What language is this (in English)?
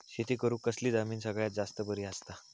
Marathi